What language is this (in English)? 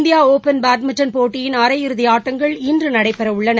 Tamil